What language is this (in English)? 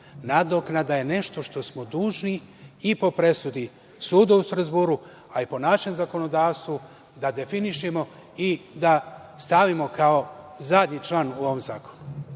Serbian